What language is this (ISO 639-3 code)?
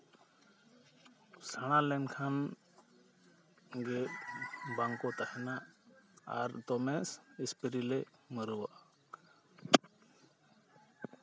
sat